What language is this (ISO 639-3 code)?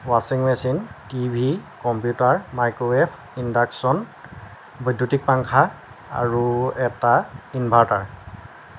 asm